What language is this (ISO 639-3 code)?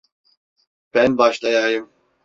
tur